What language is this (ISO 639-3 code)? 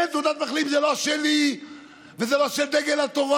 heb